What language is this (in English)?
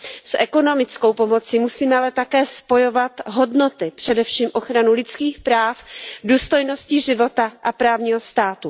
Czech